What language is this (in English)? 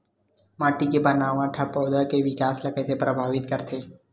Chhattisgarhi